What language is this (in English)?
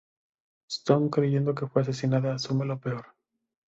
Spanish